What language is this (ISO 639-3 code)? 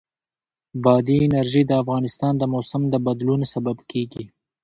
pus